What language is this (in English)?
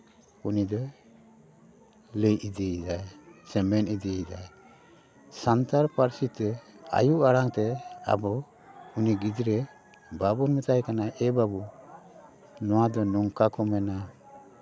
Santali